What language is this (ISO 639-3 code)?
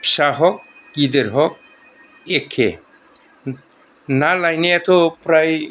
brx